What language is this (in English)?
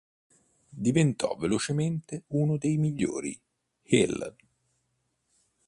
Italian